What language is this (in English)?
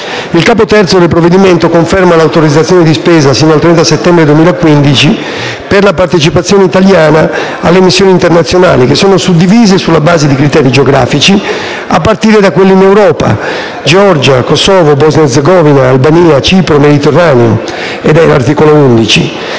Italian